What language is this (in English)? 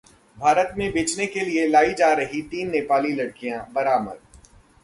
Hindi